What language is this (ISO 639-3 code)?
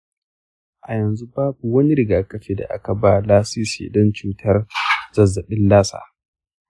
hau